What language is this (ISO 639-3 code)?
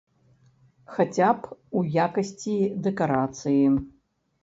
bel